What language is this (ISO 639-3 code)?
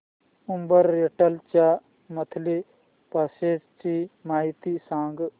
mar